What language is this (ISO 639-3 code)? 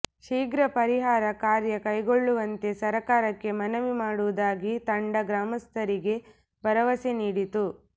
kan